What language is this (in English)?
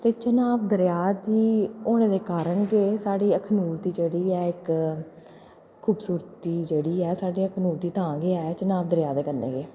Dogri